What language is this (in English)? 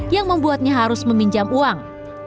Indonesian